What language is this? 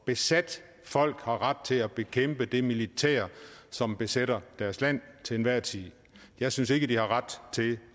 Danish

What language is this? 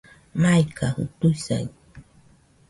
Nüpode Huitoto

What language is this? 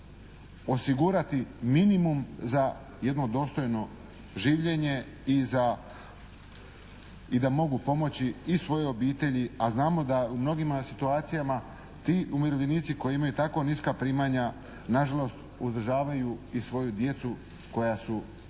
Croatian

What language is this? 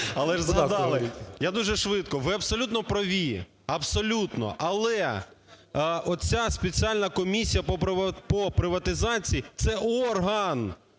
Ukrainian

